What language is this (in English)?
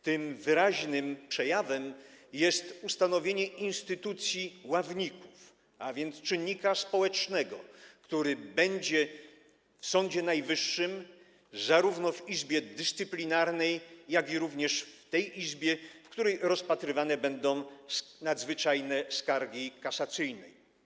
Polish